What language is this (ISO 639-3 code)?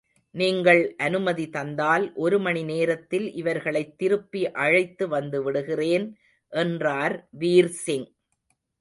tam